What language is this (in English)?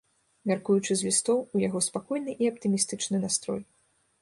Belarusian